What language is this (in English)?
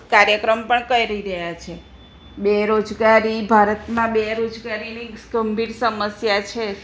Gujarati